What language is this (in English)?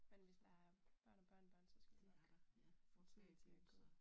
Danish